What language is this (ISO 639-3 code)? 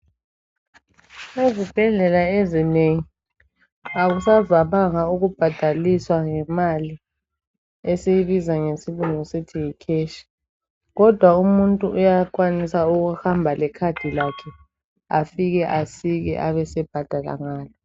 nde